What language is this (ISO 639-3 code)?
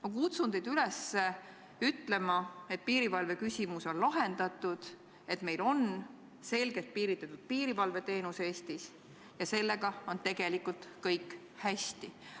est